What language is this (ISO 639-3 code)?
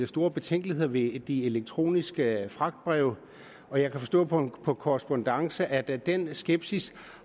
dan